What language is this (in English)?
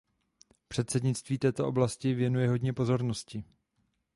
Czech